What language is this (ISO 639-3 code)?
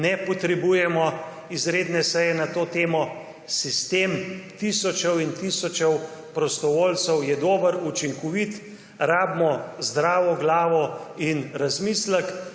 slv